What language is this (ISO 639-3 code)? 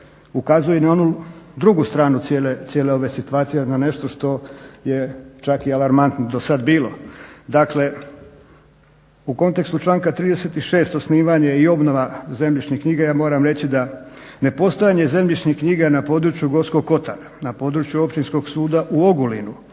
hrv